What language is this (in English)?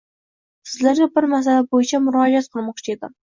Uzbek